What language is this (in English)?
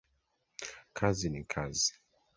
Swahili